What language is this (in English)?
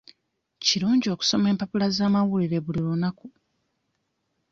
Ganda